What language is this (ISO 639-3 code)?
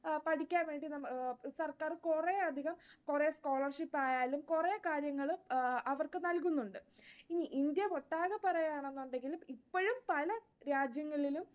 mal